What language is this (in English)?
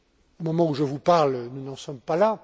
French